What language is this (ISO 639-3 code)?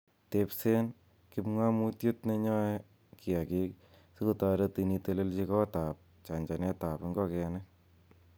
kln